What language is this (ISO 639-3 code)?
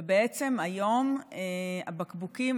heb